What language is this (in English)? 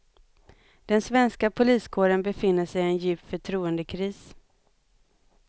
Swedish